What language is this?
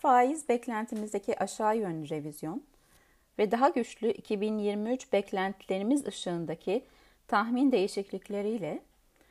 Turkish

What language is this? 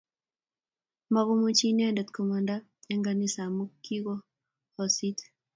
Kalenjin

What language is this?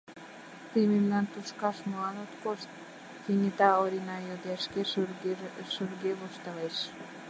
Mari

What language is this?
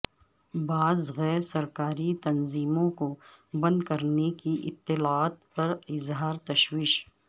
Urdu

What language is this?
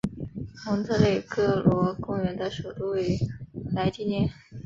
Chinese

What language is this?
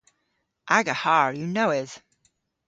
Cornish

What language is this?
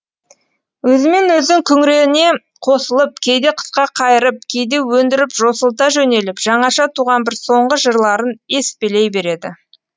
Kazakh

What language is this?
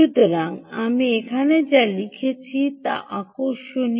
Bangla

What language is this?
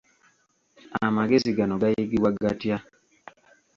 Ganda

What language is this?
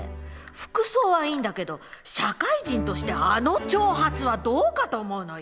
Japanese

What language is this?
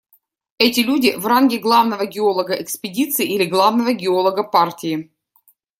Russian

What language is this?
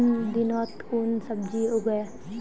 Magahi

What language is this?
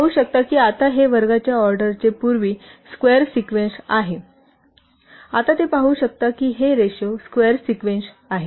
Marathi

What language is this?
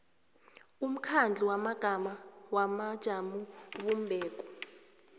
South Ndebele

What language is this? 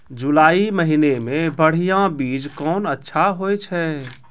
Maithili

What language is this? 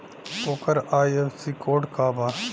Bhojpuri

